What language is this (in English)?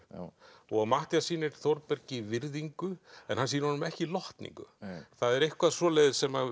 Icelandic